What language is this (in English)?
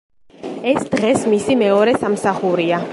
Georgian